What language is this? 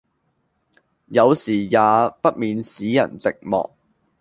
Cantonese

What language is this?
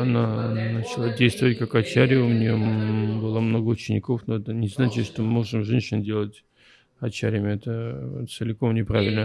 Russian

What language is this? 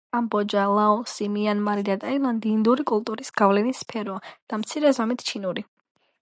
Georgian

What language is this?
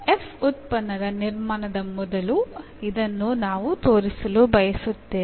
Kannada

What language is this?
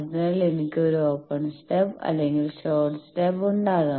Malayalam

